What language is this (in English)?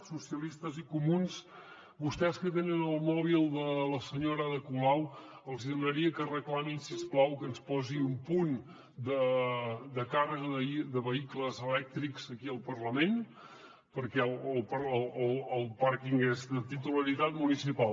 Catalan